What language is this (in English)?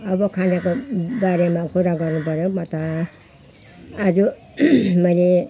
Nepali